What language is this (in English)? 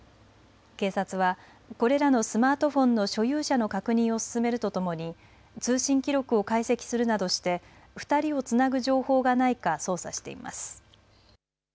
Japanese